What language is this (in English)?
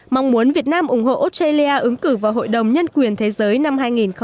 Vietnamese